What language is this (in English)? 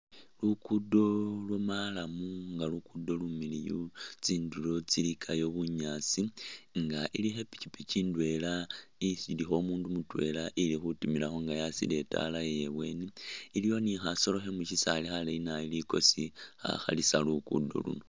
Masaaba